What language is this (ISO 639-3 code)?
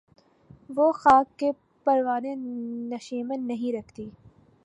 urd